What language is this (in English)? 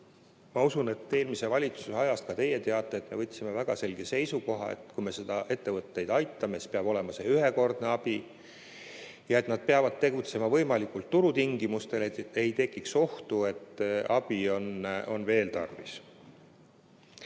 Estonian